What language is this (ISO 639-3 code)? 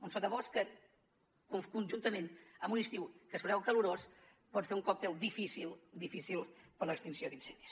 cat